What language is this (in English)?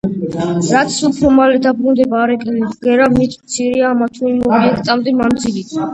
Georgian